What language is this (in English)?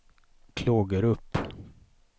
Swedish